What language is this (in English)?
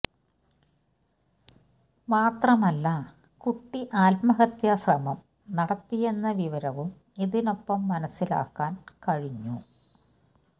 Malayalam